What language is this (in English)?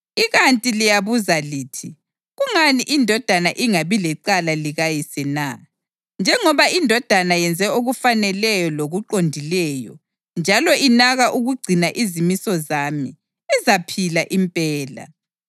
North Ndebele